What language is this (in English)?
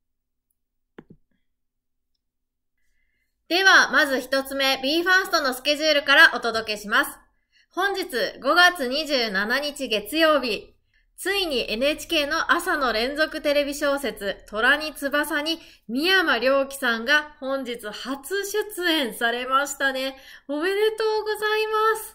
Japanese